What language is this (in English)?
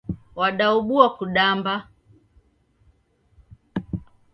Taita